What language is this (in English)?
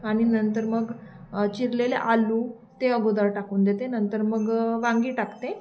Marathi